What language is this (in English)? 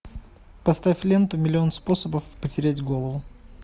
Russian